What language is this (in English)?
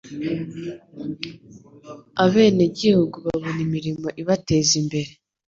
Kinyarwanda